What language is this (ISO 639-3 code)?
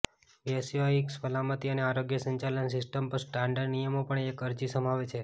guj